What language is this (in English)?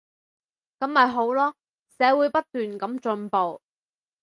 Cantonese